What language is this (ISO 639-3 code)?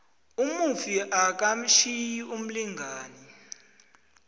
nbl